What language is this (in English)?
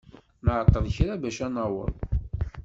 Kabyle